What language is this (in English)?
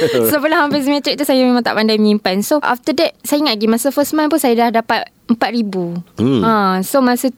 Malay